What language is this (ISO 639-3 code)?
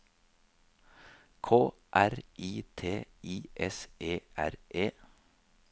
nor